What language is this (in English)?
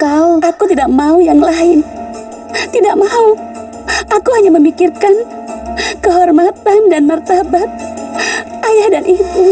Indonesian